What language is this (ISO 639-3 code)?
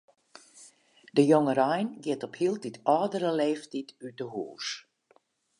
fry